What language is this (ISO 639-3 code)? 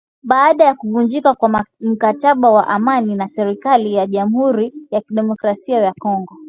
swa